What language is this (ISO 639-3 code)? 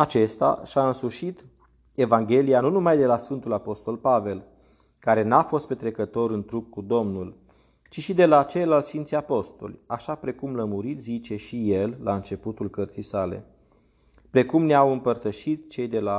ron